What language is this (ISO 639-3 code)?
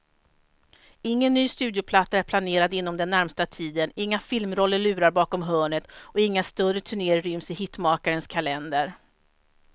swe